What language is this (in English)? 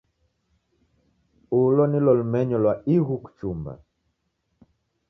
Taita